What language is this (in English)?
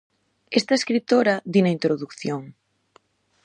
Galician